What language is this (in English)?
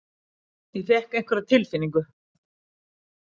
Icelandic